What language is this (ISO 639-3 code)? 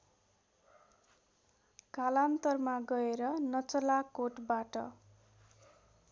nep